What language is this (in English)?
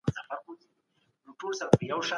Pashto